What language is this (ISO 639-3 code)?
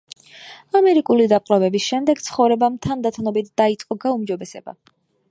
kat